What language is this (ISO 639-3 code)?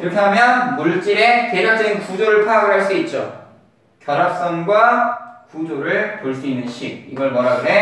kor